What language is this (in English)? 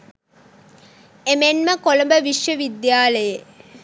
Sinhala